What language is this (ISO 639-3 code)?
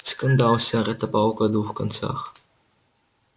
rus